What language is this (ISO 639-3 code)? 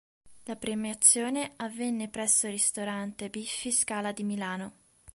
ita